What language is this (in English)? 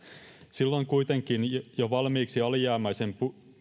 Finnish